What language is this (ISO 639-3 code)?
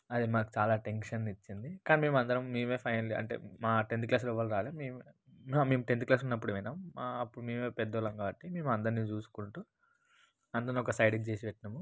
tel